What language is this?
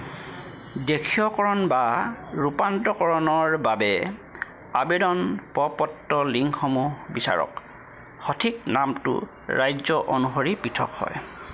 Assamese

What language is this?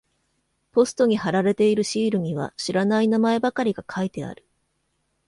Japanese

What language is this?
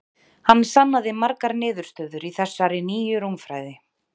Icelandic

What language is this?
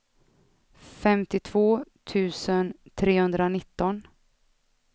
Swedish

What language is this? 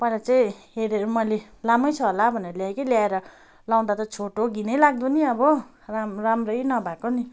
Nepali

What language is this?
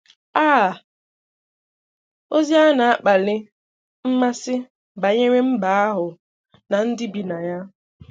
Igbo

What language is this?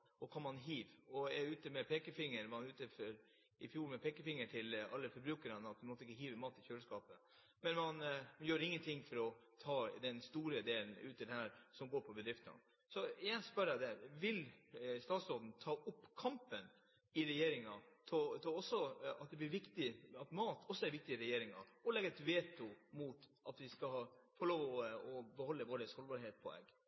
Norwegian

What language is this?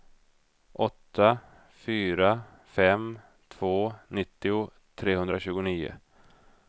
Swedish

